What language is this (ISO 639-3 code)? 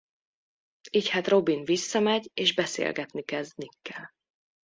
hun